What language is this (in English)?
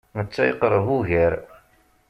Kabyle